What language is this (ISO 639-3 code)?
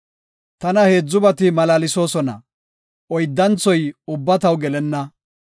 gof